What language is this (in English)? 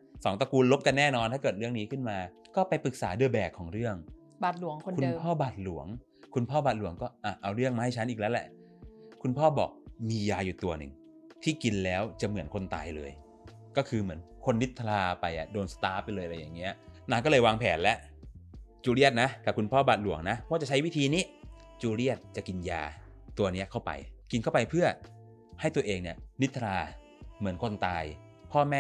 Thai